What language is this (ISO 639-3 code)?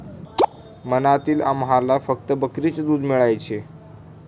mar